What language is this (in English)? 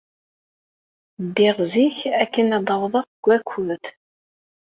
Kabyle